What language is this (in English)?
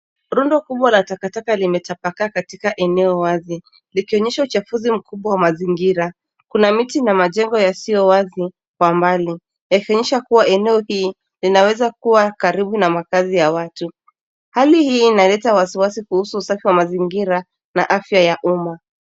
Swahili